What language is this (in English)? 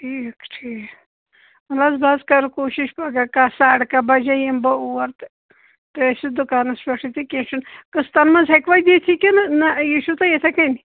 Kashmiri